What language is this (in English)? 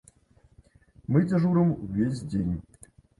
Belarusian